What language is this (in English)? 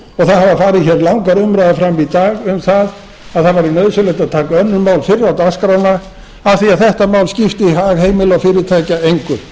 Icelandic